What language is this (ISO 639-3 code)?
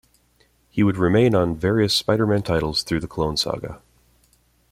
eng